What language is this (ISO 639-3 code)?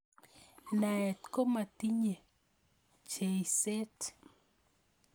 kln